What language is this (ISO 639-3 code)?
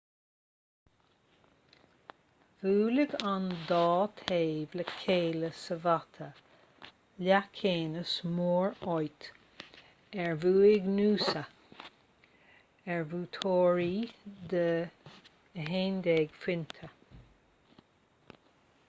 gle